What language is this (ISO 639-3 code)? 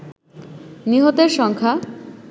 ben